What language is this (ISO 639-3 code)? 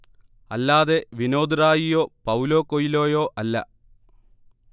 mal